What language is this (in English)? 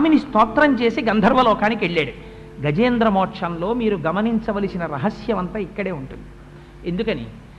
Telugu